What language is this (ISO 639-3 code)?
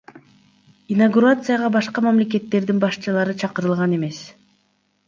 kir